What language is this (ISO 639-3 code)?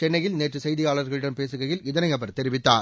tam